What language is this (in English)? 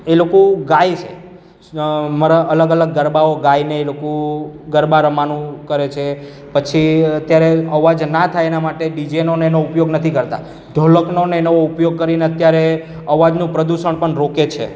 Gujarati